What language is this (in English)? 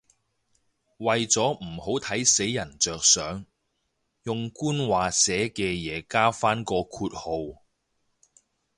Cantonese